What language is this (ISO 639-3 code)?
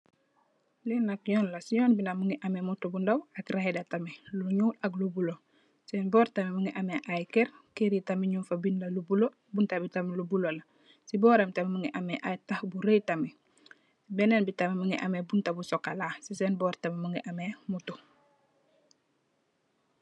wol